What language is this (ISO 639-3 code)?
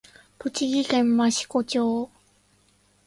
jpn